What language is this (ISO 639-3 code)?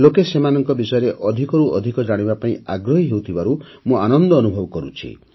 ori